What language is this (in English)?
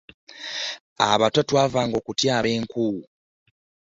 Ganda